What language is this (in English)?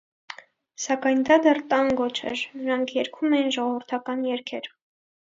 Armenian